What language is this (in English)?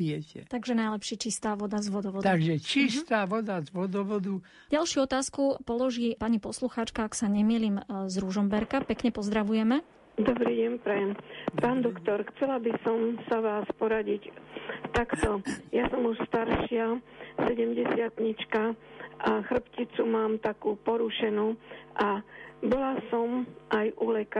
Slovak